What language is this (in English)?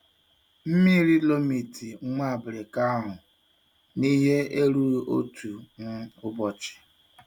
Igbo